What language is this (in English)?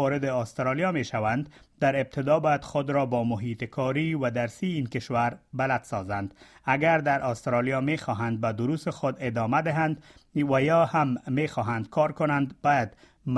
Persian